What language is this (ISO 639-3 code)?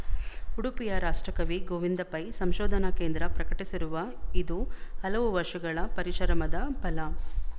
kan